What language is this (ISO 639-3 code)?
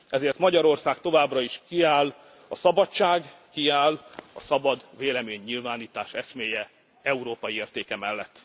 hun